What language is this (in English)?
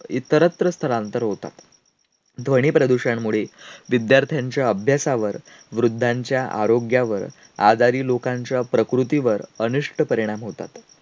Marathi